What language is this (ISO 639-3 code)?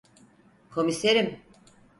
tur